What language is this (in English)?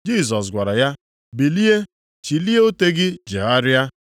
Igbo